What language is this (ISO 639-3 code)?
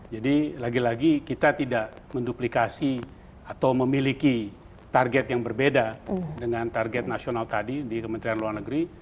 ind